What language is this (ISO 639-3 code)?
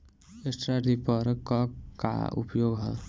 bho